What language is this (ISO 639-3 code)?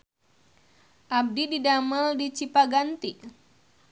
sun